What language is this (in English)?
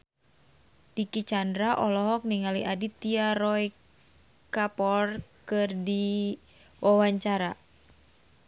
Sundanese